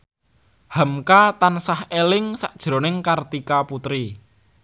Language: Javanese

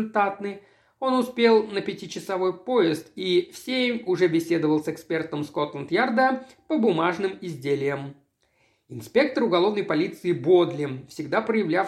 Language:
Russian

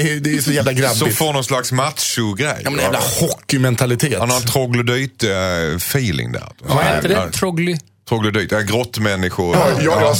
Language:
Swedish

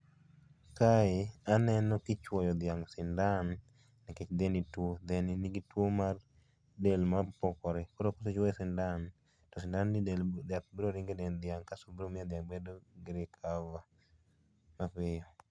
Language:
Luo (Kenya and Tanzania)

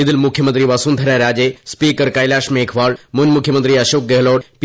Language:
Malayalam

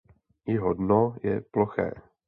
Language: Czech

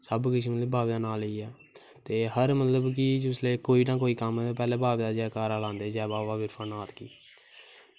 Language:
Dogri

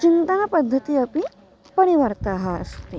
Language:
Sanskrit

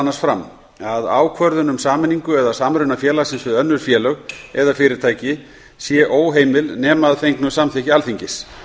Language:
Icelandic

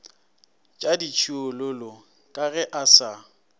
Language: Northern Sotho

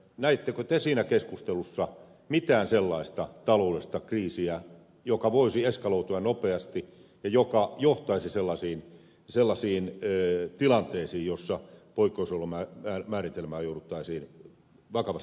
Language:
Finnish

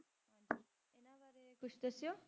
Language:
Punjabi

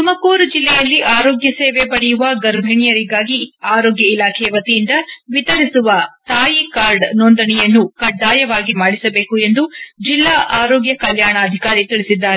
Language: Kannada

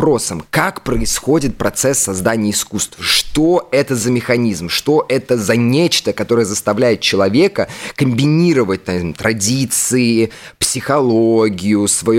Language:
Russian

